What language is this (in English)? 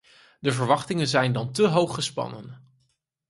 Dutch